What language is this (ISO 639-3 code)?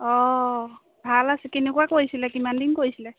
asm